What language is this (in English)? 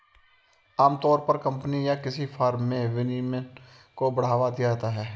Hindi